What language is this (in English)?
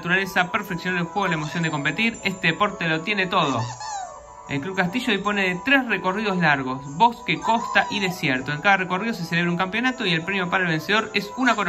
Spanish